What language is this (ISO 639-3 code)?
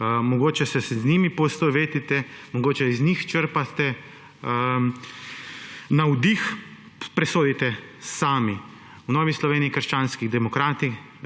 slv